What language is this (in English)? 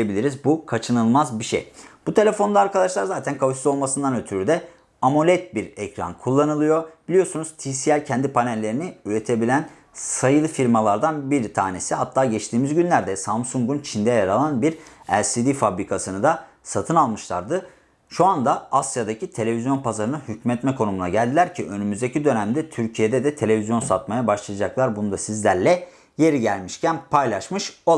Turkish